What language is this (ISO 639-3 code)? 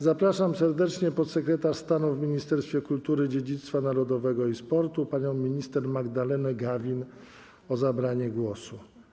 pol